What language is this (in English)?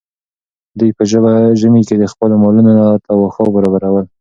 Pashto